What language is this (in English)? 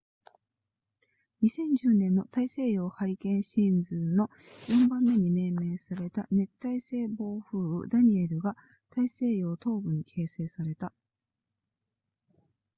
Japanese